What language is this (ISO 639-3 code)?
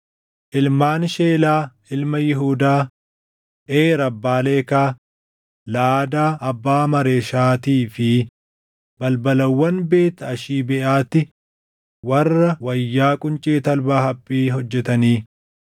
orm